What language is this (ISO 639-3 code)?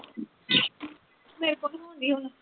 pan